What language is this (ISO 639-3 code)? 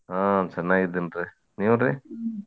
kan